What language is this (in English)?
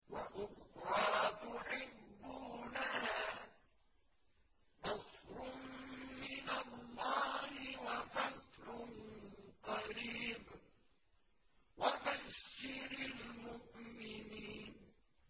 Arabic